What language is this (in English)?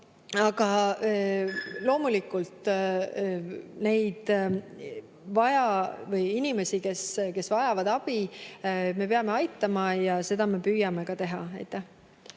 Estonian